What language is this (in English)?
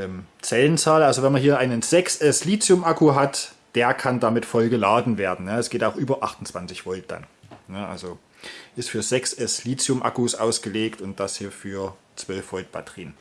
German